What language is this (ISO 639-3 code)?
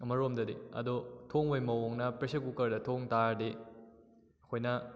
mni